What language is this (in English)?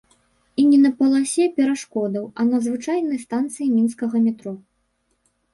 Belarusian